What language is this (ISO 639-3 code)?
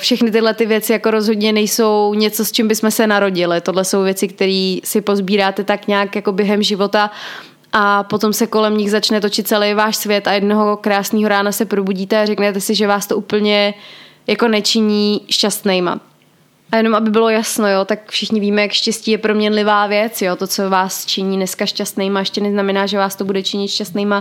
ces